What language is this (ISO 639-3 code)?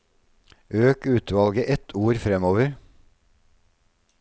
nor